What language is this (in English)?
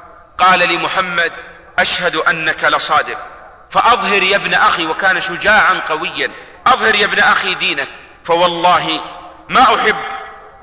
Arabic